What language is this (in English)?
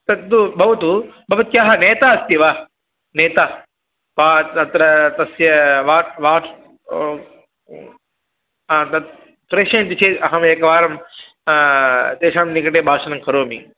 Sanskrit